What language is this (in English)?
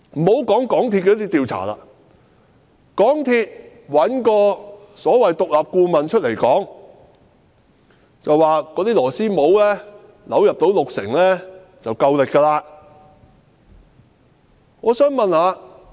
Cantonese